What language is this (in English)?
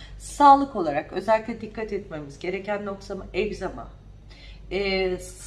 Turkish